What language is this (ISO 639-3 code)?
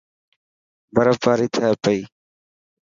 mki